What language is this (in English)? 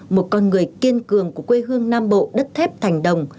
Vietnamese